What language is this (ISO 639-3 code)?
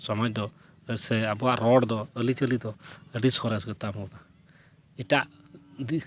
sat